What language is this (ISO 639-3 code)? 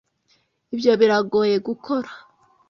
kin